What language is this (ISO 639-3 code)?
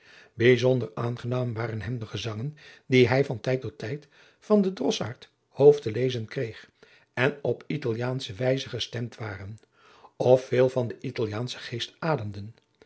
nld